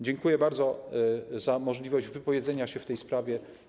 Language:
Polish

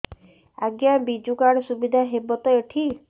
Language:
Odia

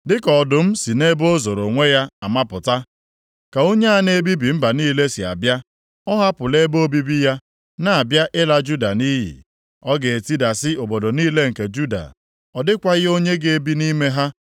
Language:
Igbo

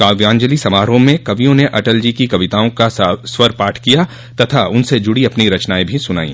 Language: Hindi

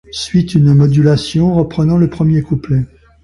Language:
French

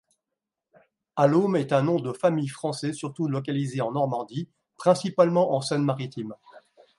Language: French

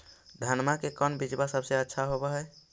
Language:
Magahi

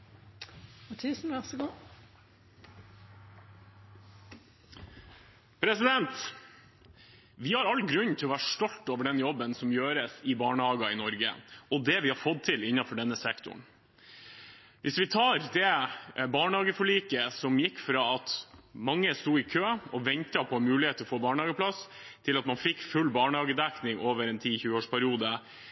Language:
Norwegian Bokmål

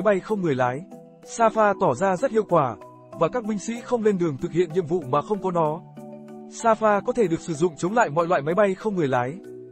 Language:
Vietnamese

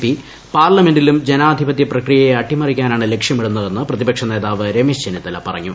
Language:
Malayalam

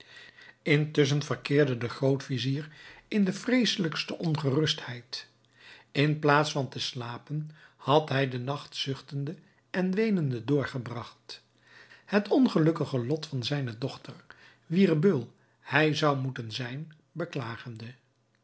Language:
Dutch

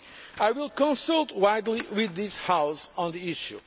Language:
English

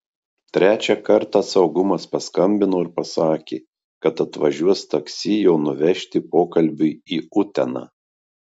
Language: Lithuanian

